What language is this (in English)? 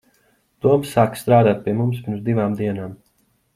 Latvian